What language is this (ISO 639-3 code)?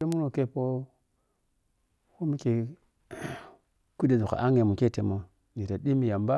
piy